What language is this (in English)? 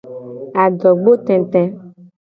Gen